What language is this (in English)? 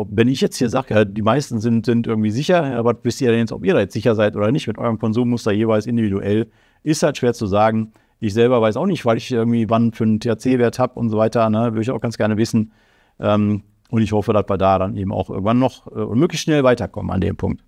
German